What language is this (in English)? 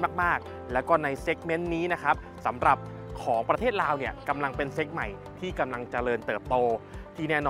Thai